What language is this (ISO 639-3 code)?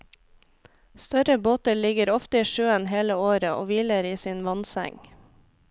nor